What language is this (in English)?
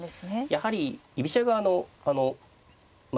Japanese